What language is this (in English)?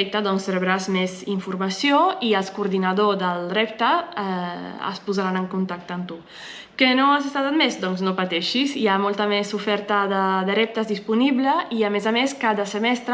Catalan